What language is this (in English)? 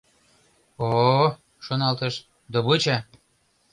Mari